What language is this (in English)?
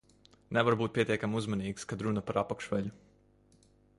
Latvian